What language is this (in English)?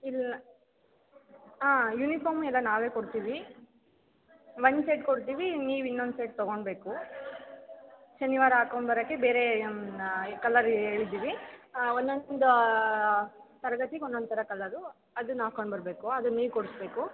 Kannada